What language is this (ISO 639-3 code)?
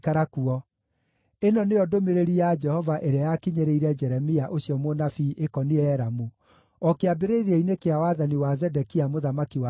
kik